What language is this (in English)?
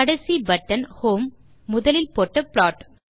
Tamil